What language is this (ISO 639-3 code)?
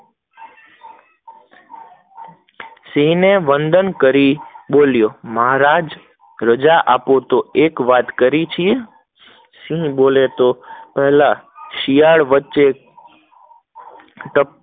guj